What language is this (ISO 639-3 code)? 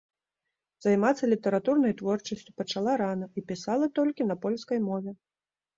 bel